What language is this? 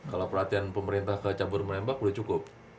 Indonesian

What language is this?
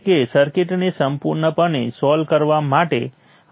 Gujarati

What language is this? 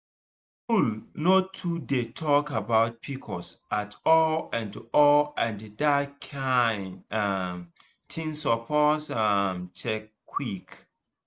Nigerian Pidgin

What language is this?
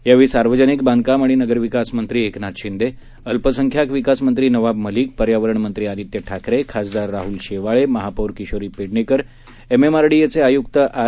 Marathi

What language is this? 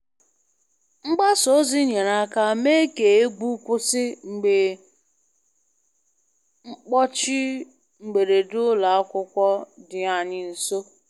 Igbo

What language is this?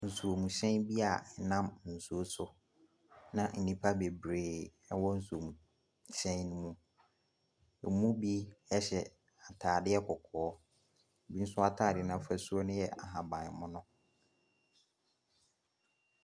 Akan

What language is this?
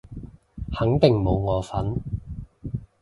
Cantonese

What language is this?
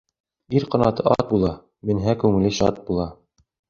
Bashkir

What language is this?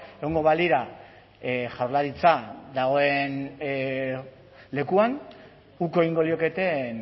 Basque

